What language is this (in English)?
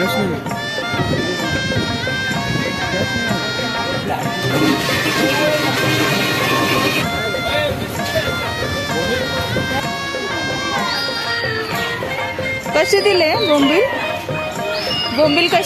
Romanian